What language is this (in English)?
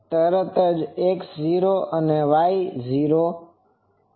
Gujarati